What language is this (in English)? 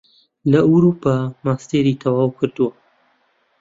Central Kurdish